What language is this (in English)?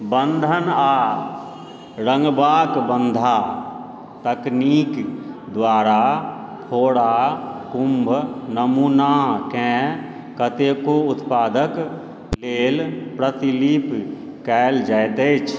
Maithili